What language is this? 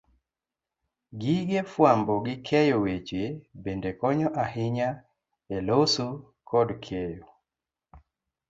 Luo (Kenya and Tanzania)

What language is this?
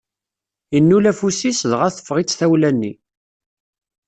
Kabyle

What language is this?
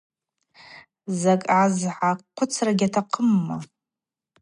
Abaza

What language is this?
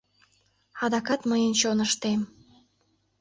Mari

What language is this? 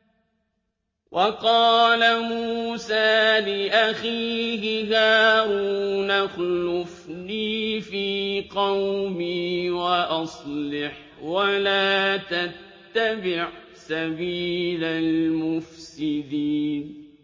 Arabic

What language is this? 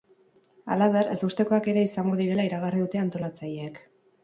Basque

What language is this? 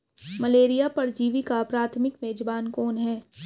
Hindi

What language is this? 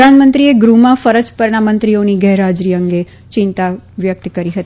Gujarati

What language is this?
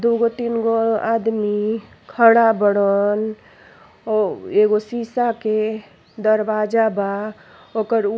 Bhojpuri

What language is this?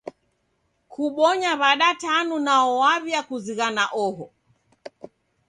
Taita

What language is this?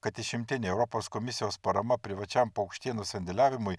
Lithuanian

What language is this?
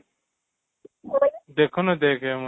Odia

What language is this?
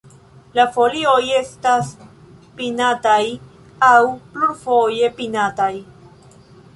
Esperanto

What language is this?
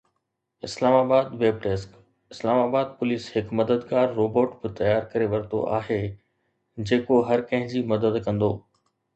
Sindhi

